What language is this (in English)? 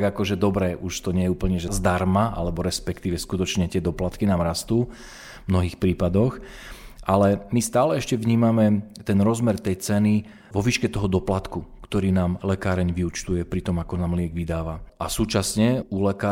Slovak